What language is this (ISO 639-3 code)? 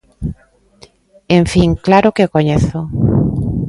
glg